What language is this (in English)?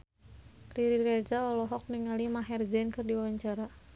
Sundanese